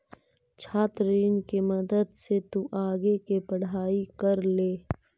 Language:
Magahi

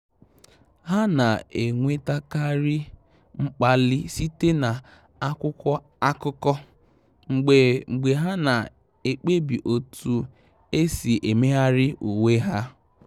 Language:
Igbo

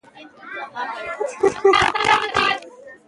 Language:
Pashto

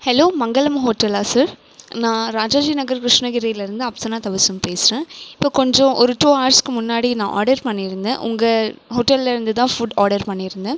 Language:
Tamil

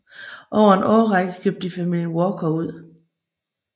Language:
Danish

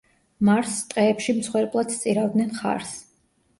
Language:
Georgian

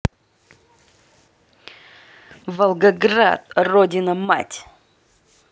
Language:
Russian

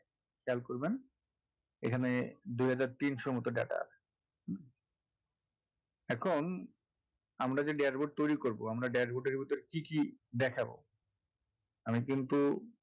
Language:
Bangla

